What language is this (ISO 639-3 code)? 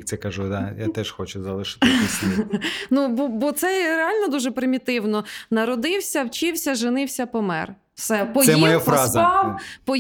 ukr